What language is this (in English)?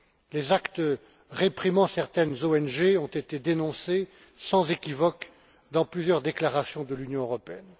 French